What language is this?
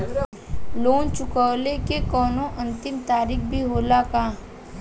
Bhojpuri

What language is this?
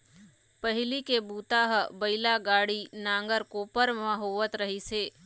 Chhattisgarhi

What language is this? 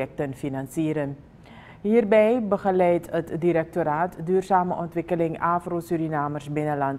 Dutch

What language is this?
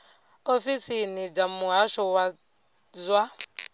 Venda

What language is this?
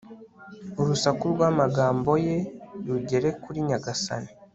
Kinyarwanda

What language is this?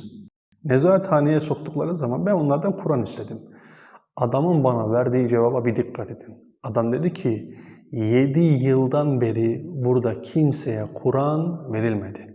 Turkish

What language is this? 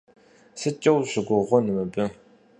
Kabardian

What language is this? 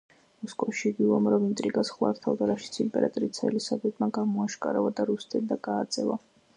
Georgian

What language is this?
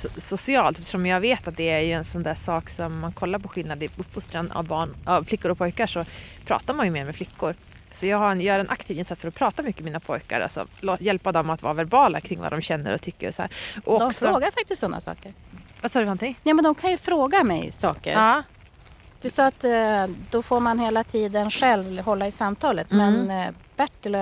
Swedish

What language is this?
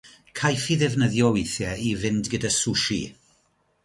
Welsh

